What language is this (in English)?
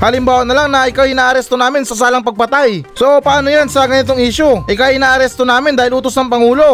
Filipino